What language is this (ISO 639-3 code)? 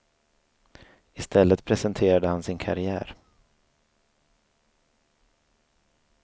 swe